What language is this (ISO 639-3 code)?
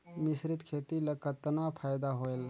hne